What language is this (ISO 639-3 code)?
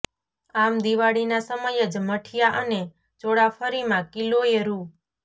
guj